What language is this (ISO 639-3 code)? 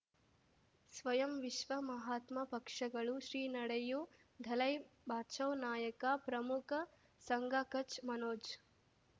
kan